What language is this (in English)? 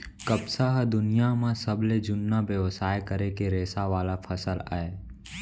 Chhattisgarhi